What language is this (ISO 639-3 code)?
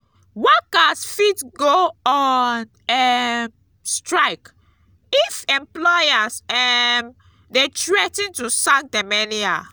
pcm